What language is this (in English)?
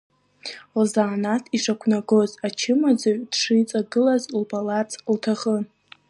Abkhazian